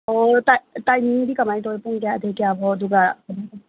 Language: Manipuri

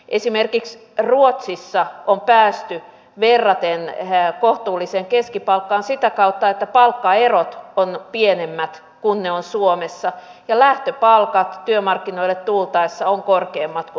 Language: Finnish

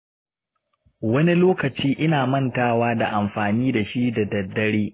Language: Hausa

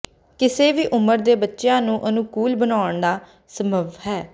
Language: Punjabi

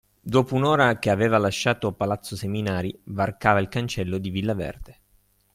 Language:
Italian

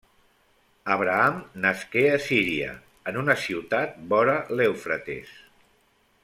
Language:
Catalan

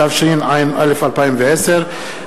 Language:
Hebrew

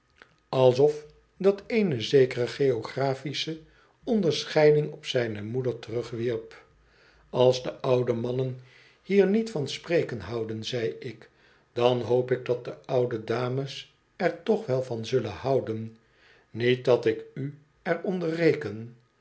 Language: Dutch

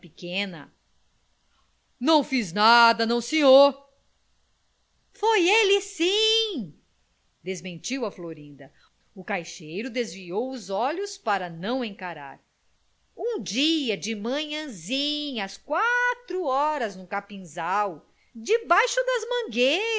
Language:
Portuguese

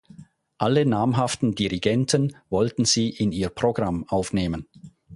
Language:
German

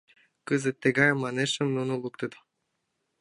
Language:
Mari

